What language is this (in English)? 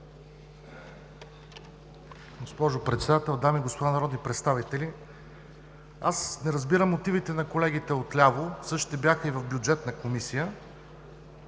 Bulgarian